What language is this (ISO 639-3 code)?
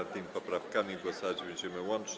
pol